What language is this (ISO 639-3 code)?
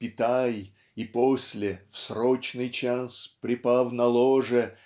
rus